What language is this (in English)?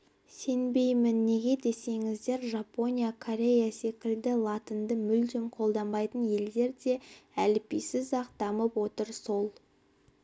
Kazakh